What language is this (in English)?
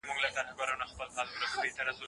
Pashto